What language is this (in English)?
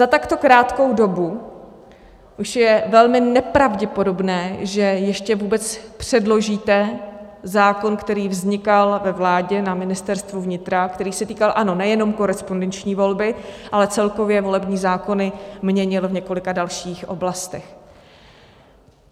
Czech